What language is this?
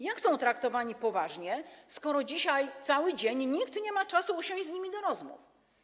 Polish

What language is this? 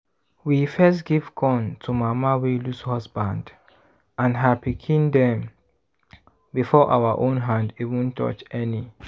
Nigerian Pidgin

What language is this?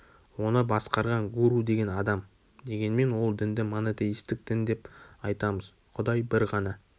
Kazakh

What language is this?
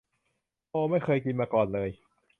Thai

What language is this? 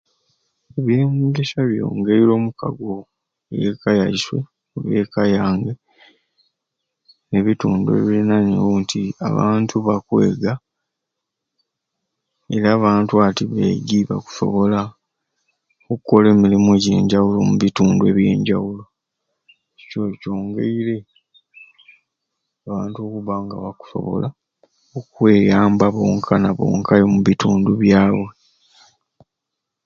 Ruuli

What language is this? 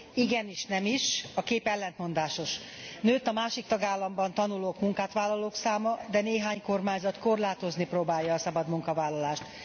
Hungarian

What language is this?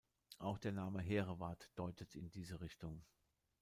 German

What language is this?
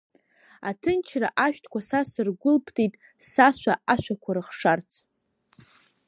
Abkhazian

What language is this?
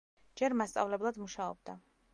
Georgian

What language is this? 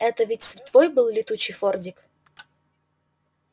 Russian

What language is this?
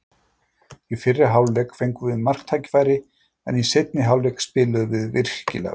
Icelandic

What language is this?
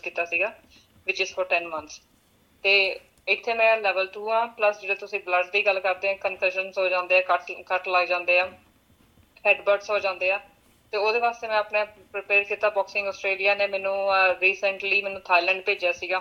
Punjabi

